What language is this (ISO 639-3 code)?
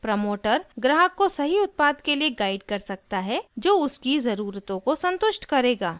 hin